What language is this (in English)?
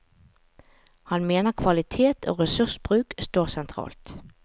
Norwegian